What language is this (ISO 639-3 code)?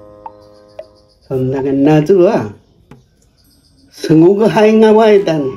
jpn